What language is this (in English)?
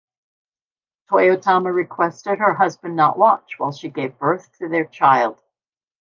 English